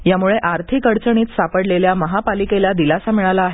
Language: Marathi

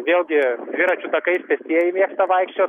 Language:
Lithuanian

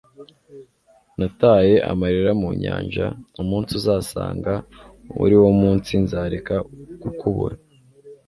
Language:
Kinyarwanda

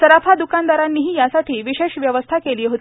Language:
Marathi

